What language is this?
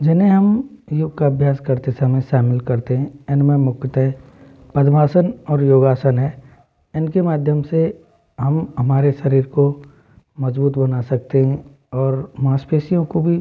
Hindi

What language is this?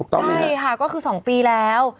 Thai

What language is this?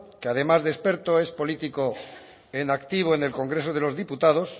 Spanish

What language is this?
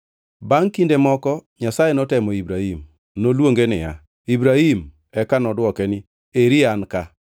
Luo (Kenya and Tanzania)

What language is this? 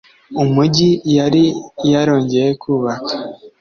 Kinyarwanda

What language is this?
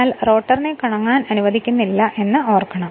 Malayalam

